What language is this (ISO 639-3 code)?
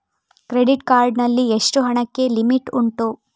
kan